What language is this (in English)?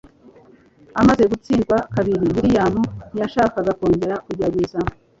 Kinyarwanda